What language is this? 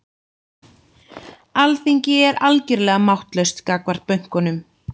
Icelandic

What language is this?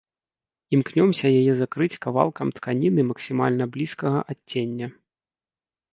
Belarusian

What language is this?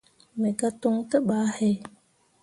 Mundang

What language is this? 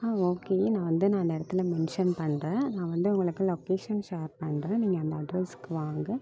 Tamil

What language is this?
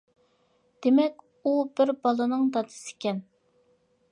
Uyghur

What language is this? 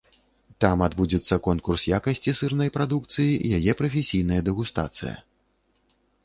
Belarusian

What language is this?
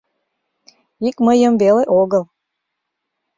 Mari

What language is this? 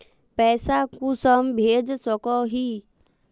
Magahi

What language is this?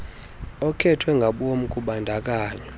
Xhosa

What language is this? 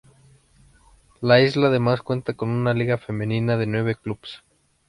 Spanish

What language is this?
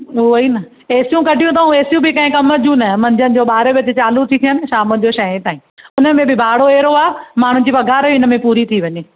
Sindhi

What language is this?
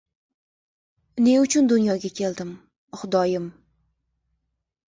Uzbek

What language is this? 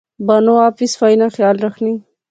Pahari-Potwari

